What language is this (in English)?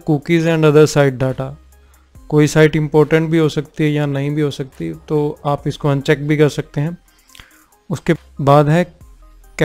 Hindi